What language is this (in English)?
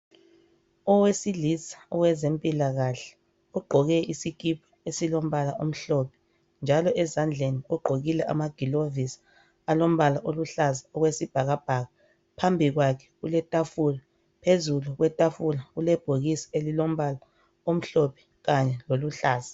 North Ndebele